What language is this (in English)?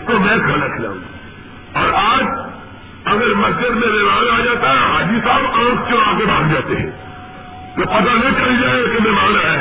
Urdu